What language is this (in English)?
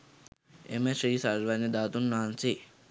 Sinhala